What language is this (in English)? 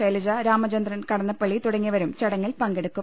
Malayalam